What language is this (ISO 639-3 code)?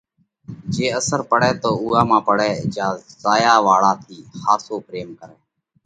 kvx